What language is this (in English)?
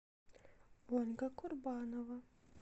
Russian